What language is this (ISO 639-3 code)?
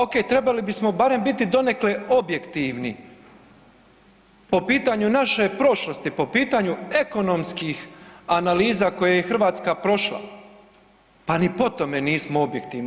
hrv